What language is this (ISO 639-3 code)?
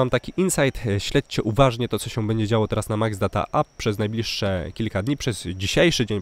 pol